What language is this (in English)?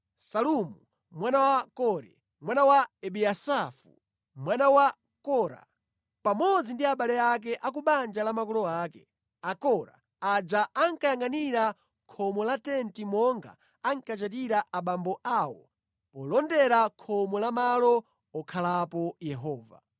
Nyanja